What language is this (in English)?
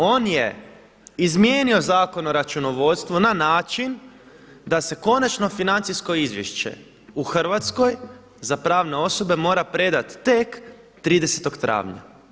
Croatian